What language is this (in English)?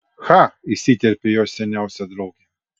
Lithuanian